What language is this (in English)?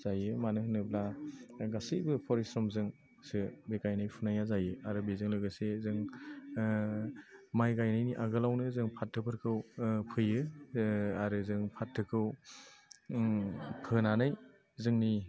Bodo